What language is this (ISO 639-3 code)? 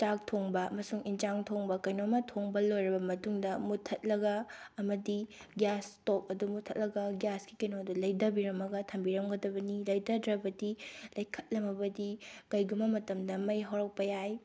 mni